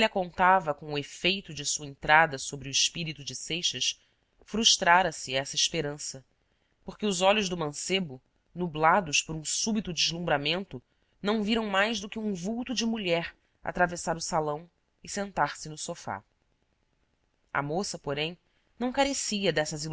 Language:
Portuguese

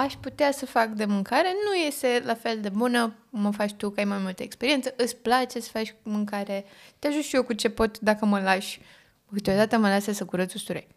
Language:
Romanian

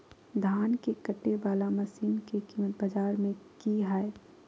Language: Magahi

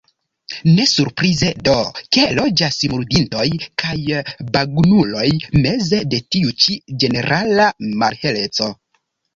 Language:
Esperanto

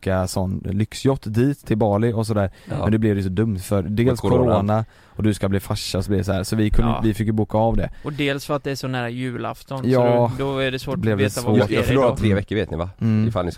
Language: Swedish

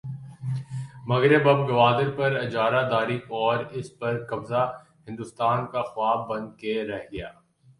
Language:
Urdu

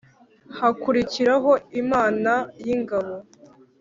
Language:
Kinyarwanda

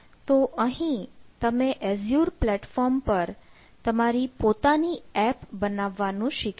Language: Gujarati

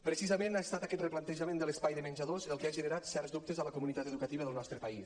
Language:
Catalan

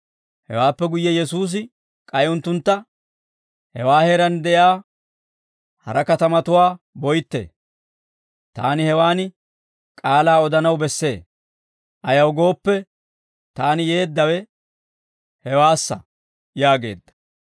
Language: Dawro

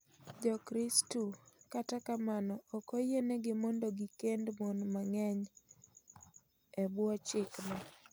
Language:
Luo (Kenya and Tanzania)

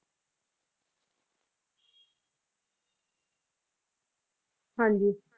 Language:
Punjabi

